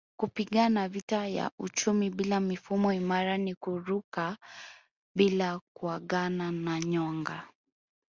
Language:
Swahili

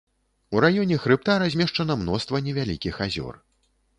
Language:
Belarusian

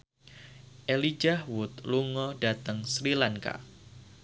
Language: Javanese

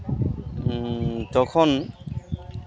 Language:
Santali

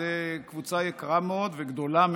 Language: Hebrew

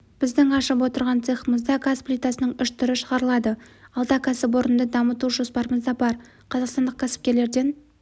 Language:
Kazakh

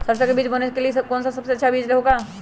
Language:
Magahi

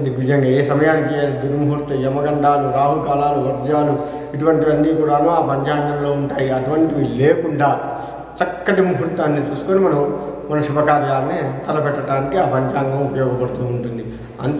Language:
Telugu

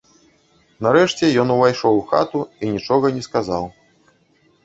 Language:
Belarusian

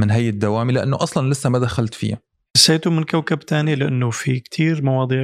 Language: Arabic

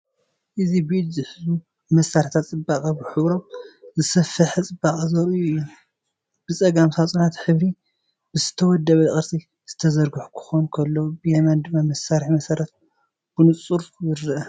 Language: Tigrinya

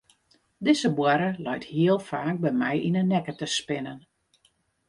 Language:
Western Frisian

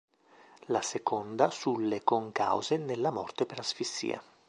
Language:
Italian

